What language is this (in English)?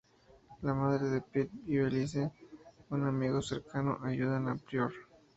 Spanish